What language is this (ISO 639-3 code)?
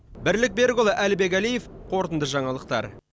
kaz